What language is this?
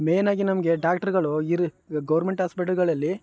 Kannada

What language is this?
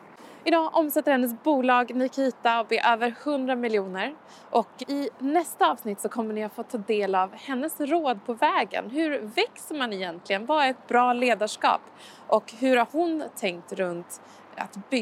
Swedish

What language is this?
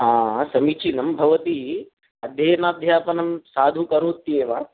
Sanskrit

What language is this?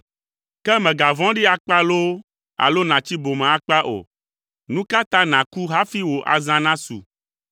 Ewe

